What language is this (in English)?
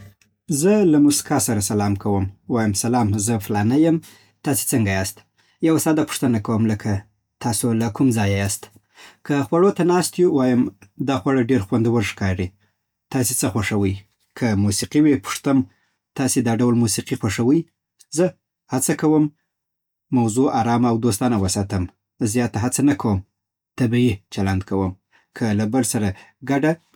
Southern Pashto